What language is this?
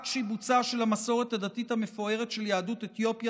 Hebrew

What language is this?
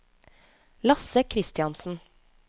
Norwegian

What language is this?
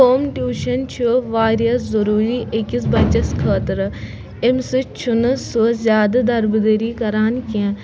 Kashmiri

